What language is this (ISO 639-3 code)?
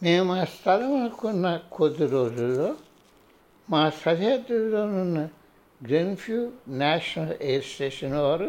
tel